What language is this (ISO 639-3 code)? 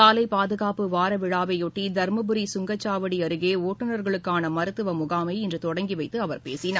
tam